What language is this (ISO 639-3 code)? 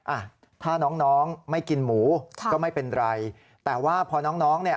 tha